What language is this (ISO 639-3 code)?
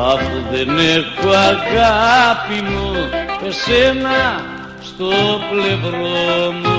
ell